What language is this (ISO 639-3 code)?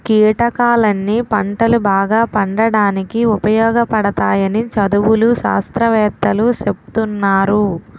tel